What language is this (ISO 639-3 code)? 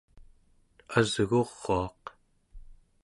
esu